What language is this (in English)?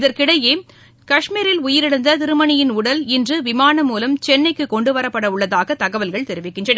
Tamil